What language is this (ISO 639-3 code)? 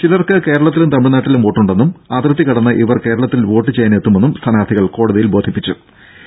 mal